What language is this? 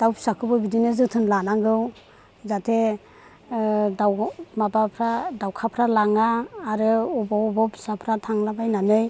Bodo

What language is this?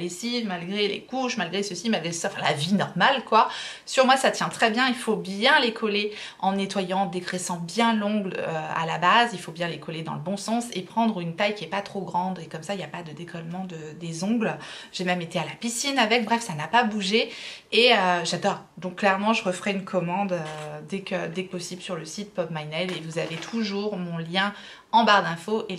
French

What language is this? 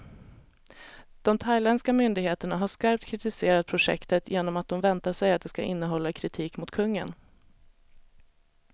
Swedish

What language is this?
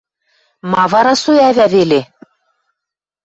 Western Mari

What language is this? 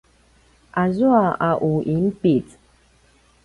Paiwan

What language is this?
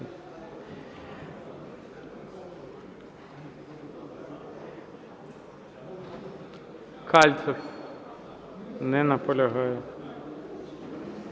Ukrainian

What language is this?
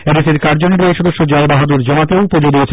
Bangla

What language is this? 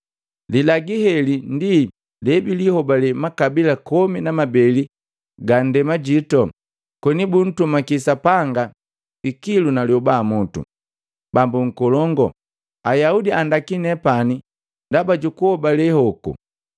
Matengo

